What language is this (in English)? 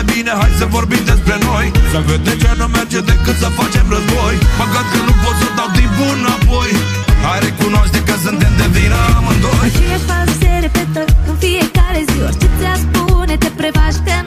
Romanian